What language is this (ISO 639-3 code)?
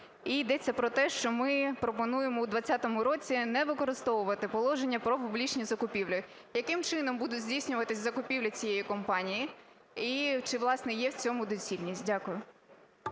ukr